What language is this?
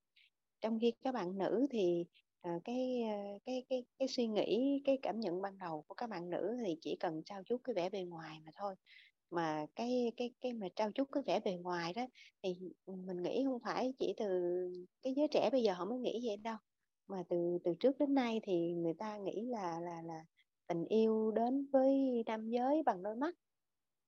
Vietnamese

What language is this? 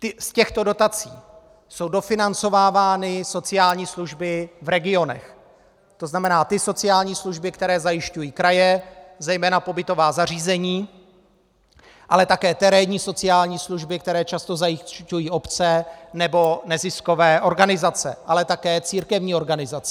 Czech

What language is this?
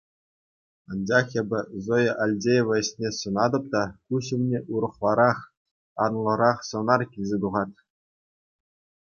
Chuvash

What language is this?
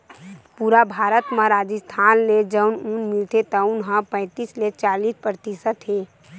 Chhattisgarhi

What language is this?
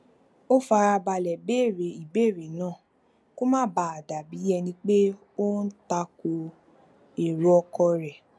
Yoruba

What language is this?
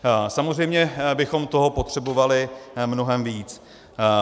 Czech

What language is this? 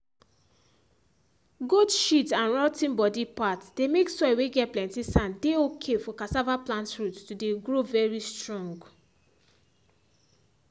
Nigerian Pidgin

